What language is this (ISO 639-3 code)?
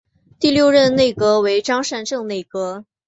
zho